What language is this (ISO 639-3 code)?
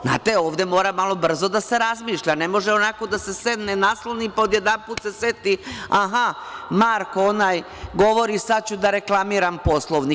srp